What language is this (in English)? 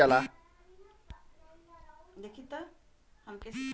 Bhojpuri